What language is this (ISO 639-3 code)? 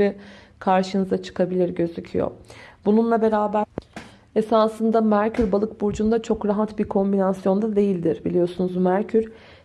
tur